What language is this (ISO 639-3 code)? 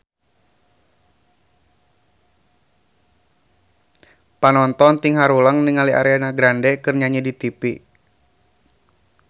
sun